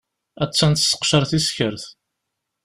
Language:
Kabyle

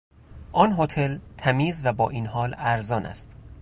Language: Persian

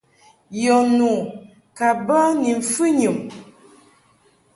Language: Mungaka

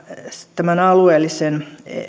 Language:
Finnish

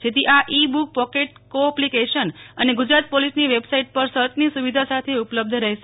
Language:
Gujarati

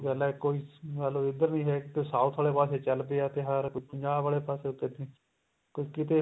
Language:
Punjabi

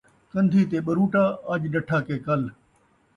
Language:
Saraiki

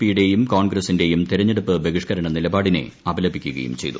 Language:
Malayalam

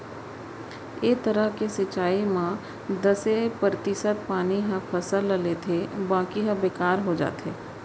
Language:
Chhattisgarhi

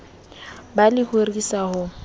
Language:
Southern Sotho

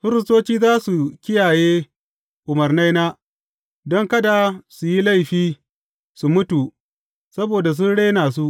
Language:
Hausa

